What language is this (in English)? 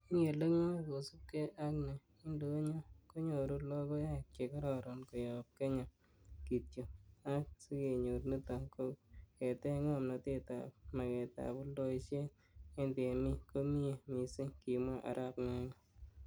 Kalenjin